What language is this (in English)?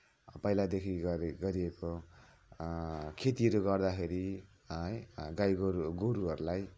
Nepali